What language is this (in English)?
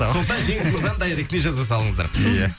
Kazakh